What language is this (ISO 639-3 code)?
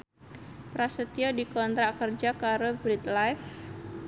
jav